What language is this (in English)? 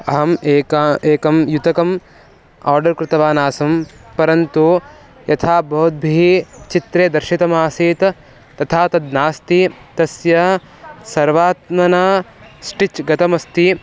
Sanskrit